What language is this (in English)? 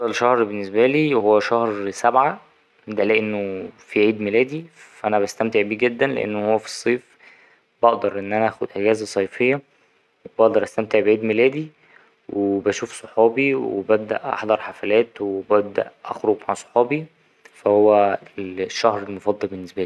Egyptian Arabic